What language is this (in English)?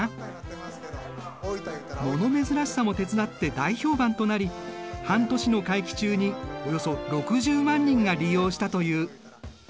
Japanese